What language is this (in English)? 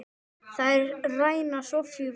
Icelandic